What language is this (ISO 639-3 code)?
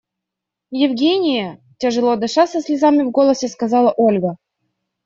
rus